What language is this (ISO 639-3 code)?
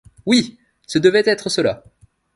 fra